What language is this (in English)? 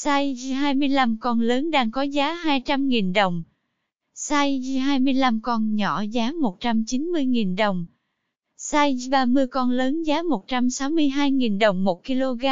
Vietnamese